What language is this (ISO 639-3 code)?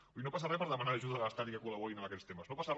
cat